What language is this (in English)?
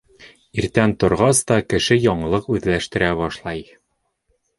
Bashkir